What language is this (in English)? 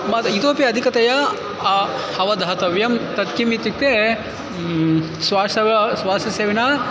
Sanskrit